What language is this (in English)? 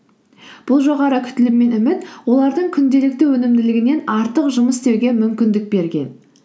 Kazakh